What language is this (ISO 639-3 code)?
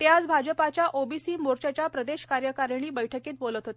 mar